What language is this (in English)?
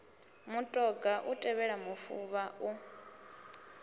Venda